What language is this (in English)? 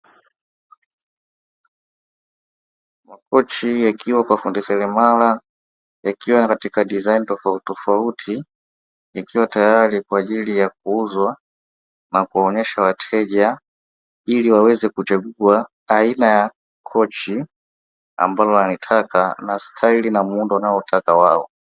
Swahili